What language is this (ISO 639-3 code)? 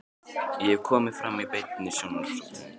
isl